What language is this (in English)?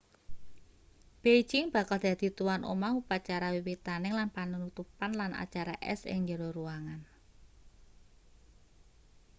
Javanese